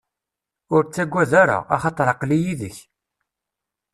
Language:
Kabyle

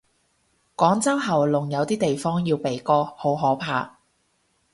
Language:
Cantonese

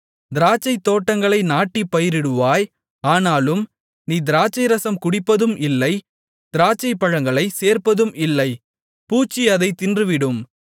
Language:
Tamil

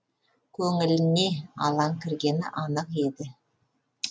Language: Kazakh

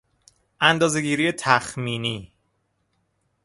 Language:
Persian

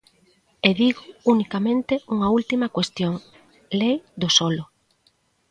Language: Galician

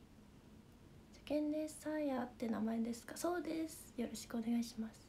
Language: Japanese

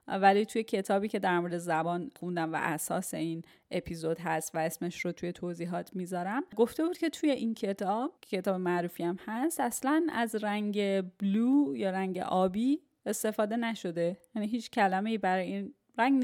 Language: Persian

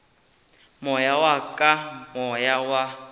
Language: Northern Sotho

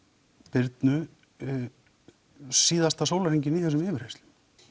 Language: Icelandic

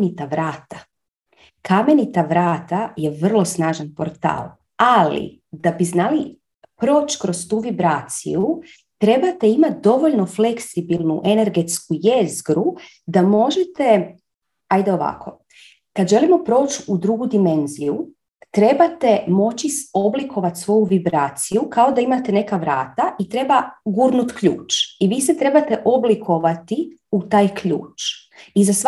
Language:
Croatian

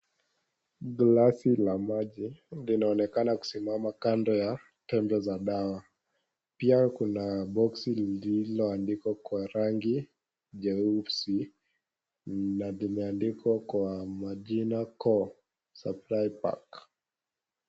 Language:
Swahili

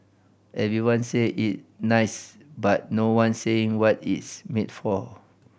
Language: English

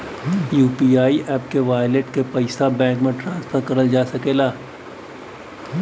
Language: Bhojpuri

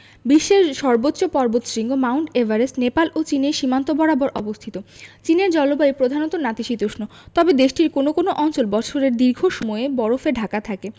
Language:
Bangla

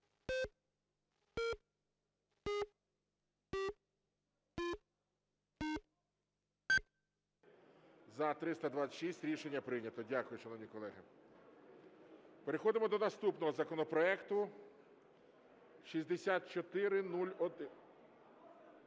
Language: Ukrainian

